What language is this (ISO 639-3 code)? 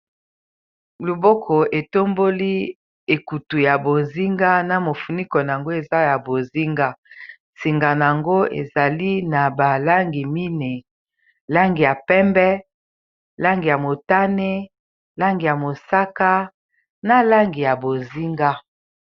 lin